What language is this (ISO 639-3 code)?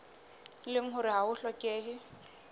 sot